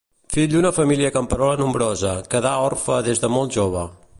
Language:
Catalan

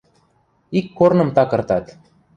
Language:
Western Mari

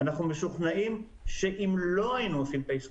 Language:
Hebrew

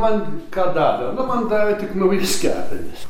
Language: Lithuanian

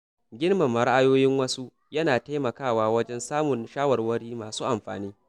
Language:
Hausa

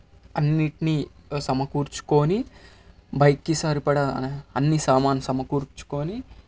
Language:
Telugu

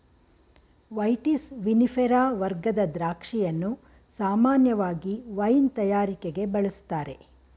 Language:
Kannada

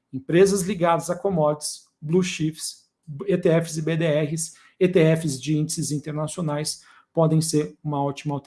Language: Portuguese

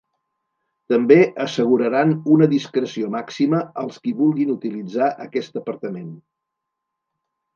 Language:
Catalan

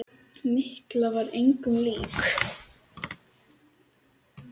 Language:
Icelandic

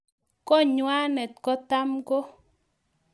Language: Kalenjin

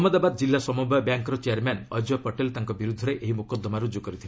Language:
Odia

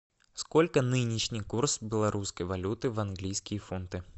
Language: Russian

